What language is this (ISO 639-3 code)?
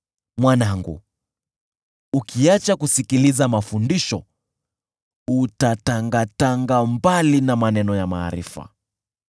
swa